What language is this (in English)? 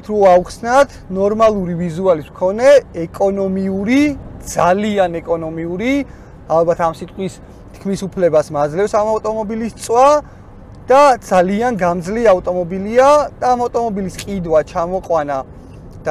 Romanian